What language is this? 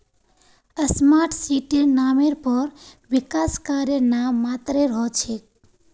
Magahi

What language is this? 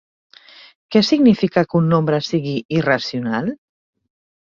Catalan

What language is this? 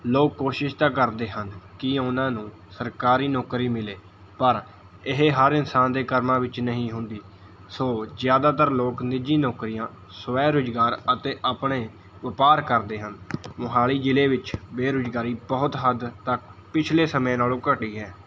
Punjabi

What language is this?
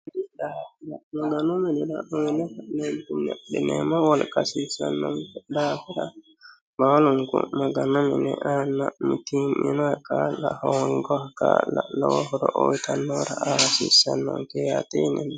Sidamo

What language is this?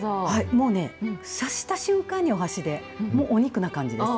Japanese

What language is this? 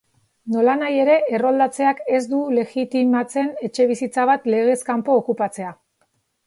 Basque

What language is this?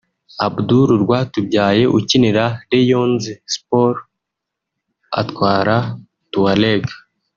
Kinyarwanda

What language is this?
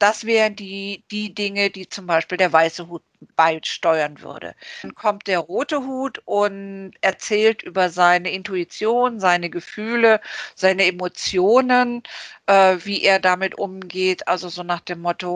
German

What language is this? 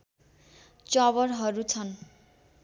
Nepali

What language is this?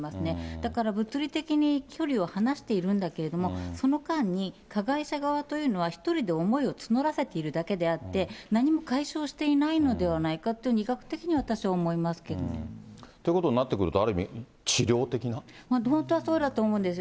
Japanese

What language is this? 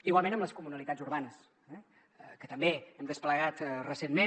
Catalan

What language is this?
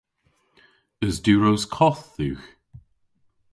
Cornish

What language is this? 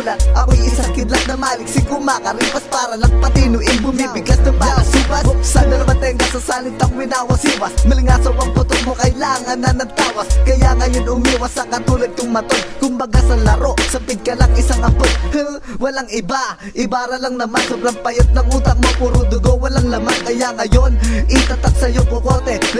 Dutch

